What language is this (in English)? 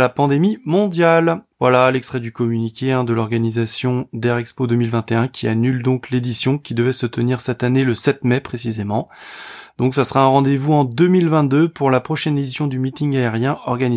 French